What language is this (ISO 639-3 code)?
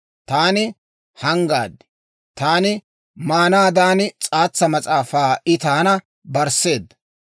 dwr